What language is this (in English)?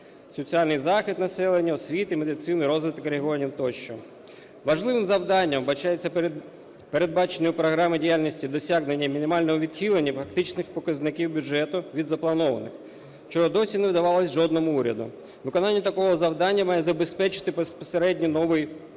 Ukrainian